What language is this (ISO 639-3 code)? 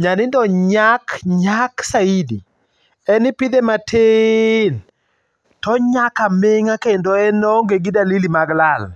luo